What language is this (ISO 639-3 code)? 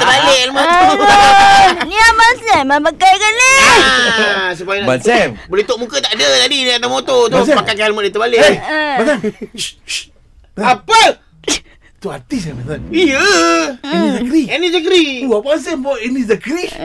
msa